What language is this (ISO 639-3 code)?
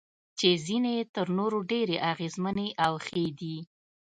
pus